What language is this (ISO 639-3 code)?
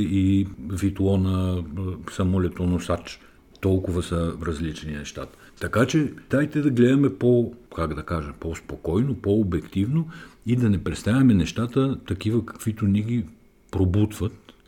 bul